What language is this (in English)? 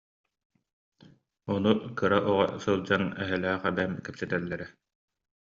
Yakut